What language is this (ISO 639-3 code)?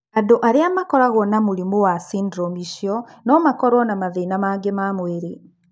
kik